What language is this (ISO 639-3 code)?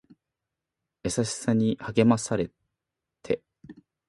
jpn